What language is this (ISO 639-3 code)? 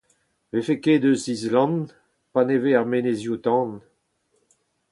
bre